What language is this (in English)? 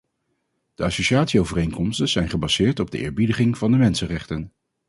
Dutch